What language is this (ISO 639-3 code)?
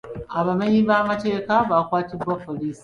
lug